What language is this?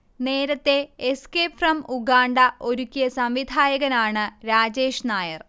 Malayalam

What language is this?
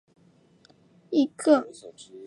Chinese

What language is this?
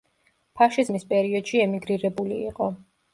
Georgian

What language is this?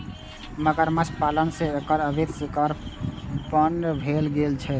Maithili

